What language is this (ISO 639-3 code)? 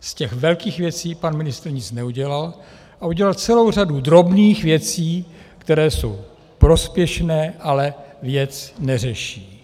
ces